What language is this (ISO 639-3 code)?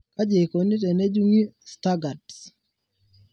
mas